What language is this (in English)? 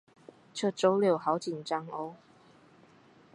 Chinese